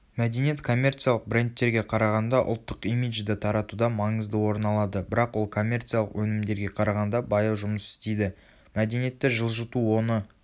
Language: Kazakh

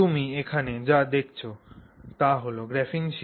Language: Bangla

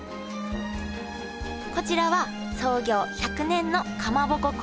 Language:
Japanese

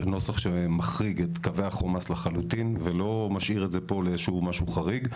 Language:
Hebrew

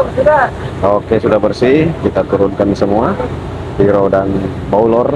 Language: Indonesian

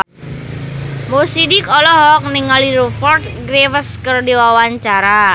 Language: Sundanese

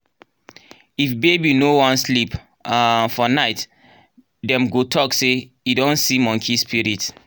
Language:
Nigerian Pidgin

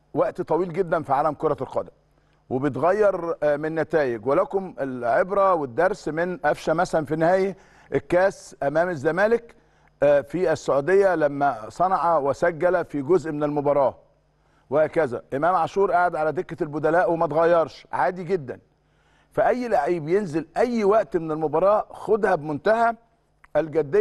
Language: Arabic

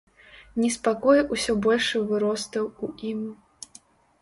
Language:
Belarusian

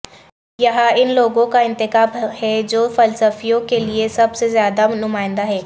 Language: Urdu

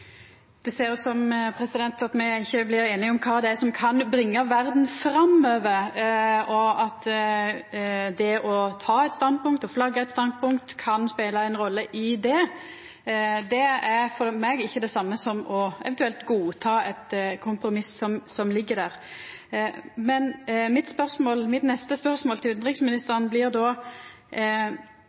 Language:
Norwegian Nynorsk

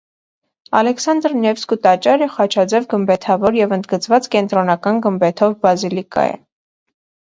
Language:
Armenian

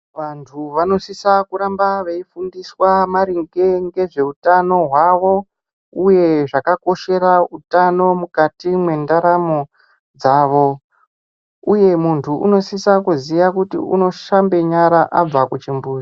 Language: Ndau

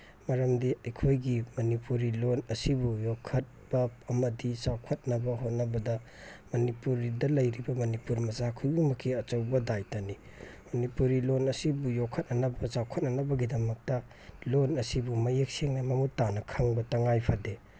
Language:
Manipuri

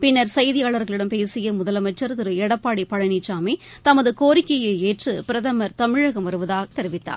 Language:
Tamil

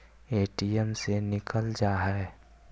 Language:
Magahi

